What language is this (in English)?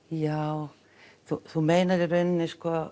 Icelandic